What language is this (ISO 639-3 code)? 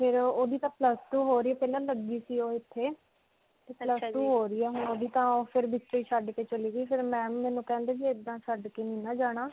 pan